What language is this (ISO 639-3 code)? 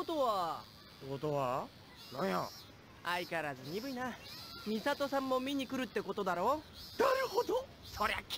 jpn